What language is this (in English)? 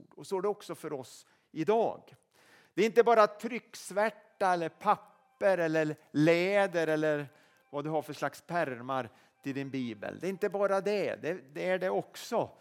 Swedish